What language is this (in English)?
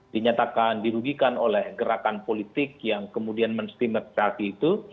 Indonesian